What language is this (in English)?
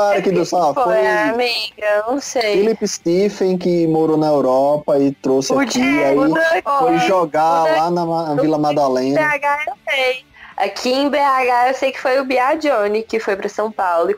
Portuguese